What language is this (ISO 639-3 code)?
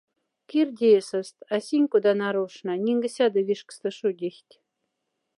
mdf